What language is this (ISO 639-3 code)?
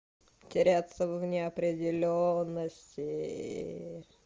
rus